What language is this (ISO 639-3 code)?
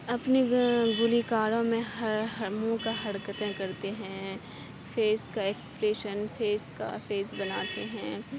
urd